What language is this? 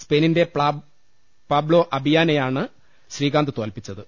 Malayalam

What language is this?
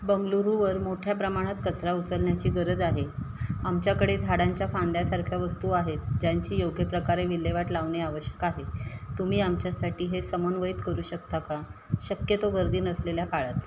Marathi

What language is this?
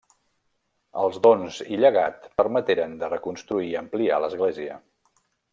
Catalan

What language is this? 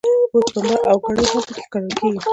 Pashto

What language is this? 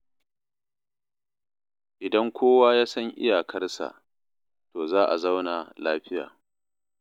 Hausa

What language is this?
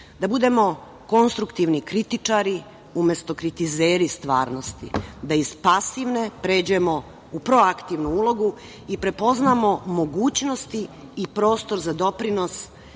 Serbian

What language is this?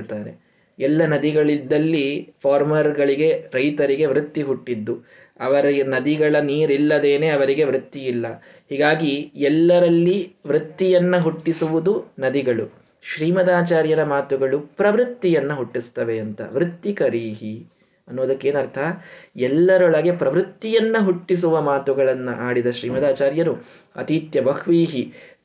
Kannada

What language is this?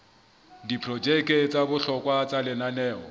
Southern Sotho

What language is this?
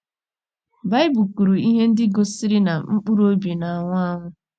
Igbo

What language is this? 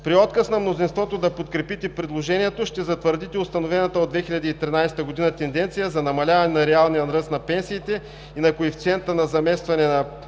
Bulgarian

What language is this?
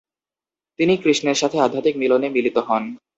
Bangla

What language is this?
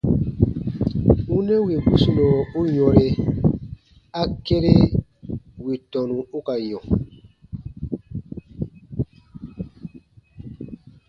Baatonum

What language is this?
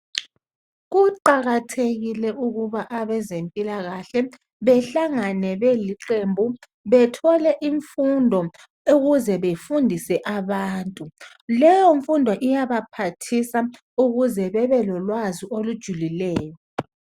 North Ndebele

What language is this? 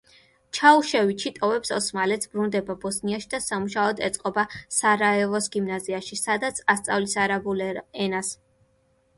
Georgian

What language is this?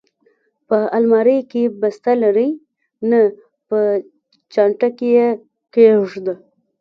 Pashto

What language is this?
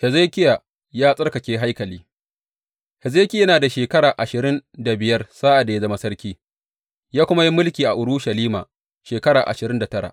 Hausa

